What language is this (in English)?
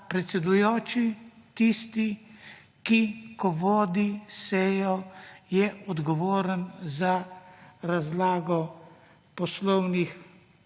Slovenian